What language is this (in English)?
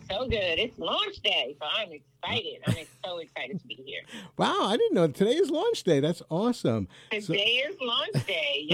English